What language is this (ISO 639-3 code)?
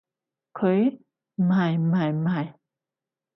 yue